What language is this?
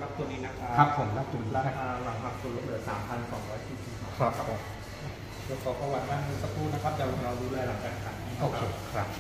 Thai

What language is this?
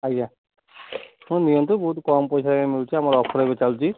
Odia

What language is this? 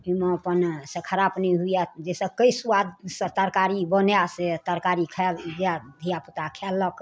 Maithili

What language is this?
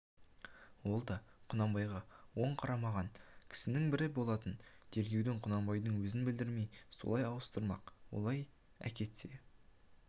Kazakh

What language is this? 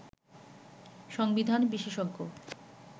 Bangla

